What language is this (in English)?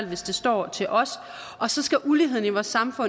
Danish